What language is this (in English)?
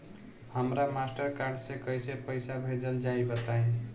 Bhojpuri